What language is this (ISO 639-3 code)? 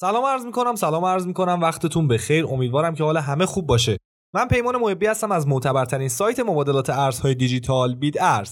fas